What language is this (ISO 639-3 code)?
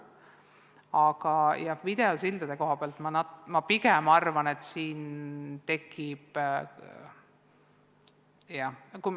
est